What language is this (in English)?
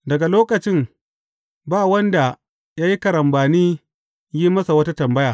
Hausa